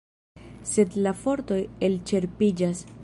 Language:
Esperanto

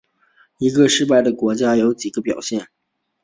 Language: Chinese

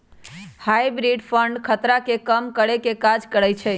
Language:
Magahi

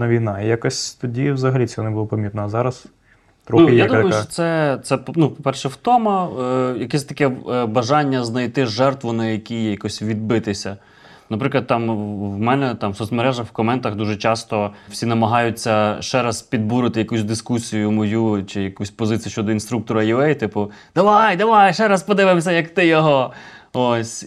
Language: Ukrainian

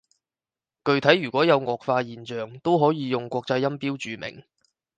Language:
Cantonese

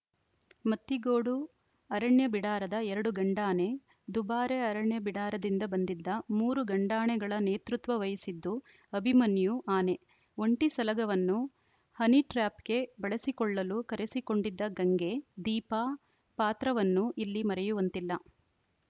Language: Kannada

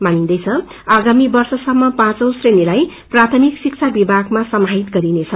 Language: Nepali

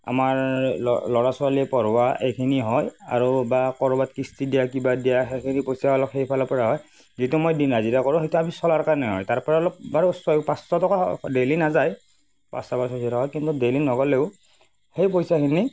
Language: Assamese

